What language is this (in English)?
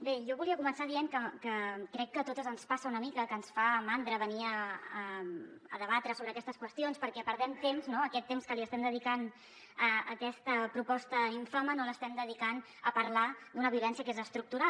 Catalan